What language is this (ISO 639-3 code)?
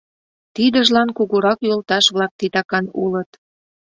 chm